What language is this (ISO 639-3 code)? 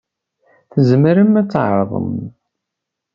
kab